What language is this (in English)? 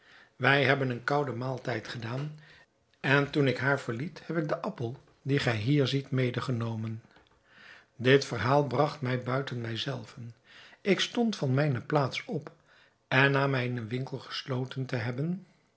Dutch